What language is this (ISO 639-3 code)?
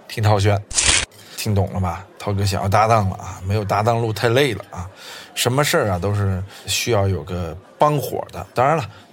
zho